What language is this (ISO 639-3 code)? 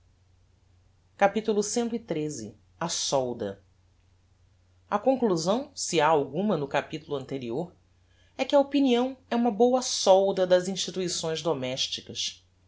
por